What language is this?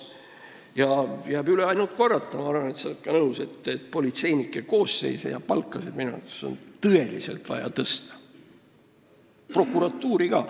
Estonian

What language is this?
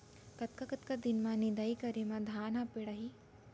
Chhattisgarhi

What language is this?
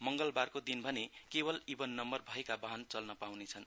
Nepali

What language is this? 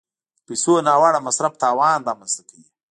Pashto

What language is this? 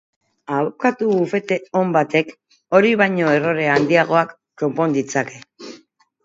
Basque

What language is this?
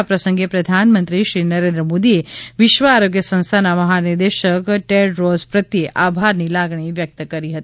Gujarati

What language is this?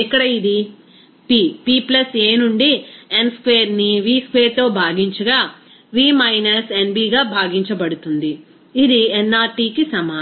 Telugu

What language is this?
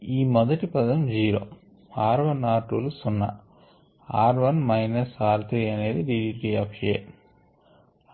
Telugu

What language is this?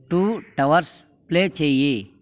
Telugu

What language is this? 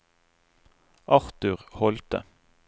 Norwegian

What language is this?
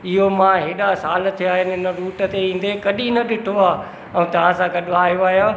Sindhi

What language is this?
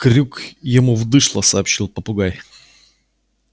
Russian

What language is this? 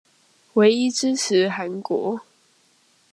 Chinese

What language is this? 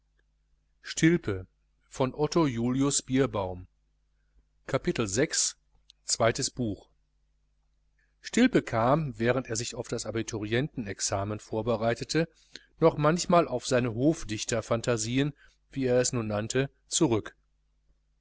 German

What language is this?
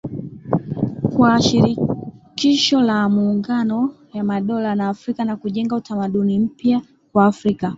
Swahili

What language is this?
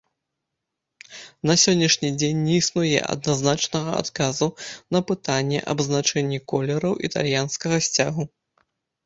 Belarusian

